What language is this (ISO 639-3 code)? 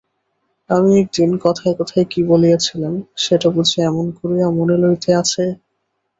ben